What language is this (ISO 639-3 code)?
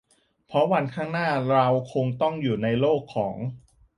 tha